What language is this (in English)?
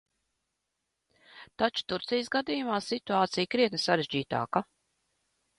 Latvian